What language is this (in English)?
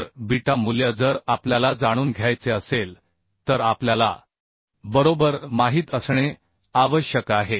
Marathi